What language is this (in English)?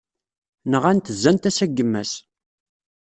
Kabyle